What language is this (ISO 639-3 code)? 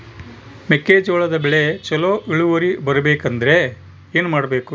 kan